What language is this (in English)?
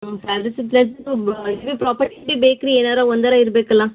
Kannada